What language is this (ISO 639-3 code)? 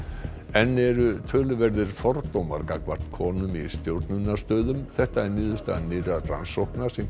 isl